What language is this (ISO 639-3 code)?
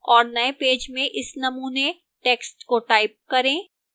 hin